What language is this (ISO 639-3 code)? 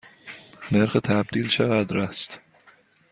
fas